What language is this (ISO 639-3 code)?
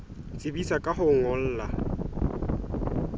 sot